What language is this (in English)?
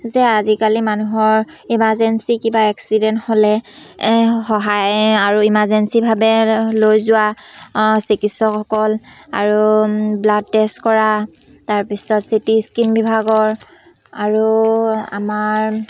Assamese